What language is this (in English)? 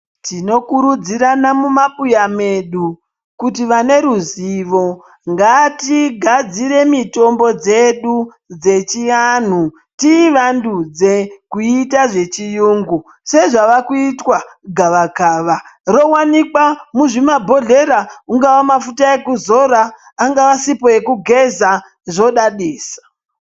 Ndau